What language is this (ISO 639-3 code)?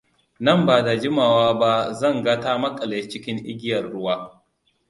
hau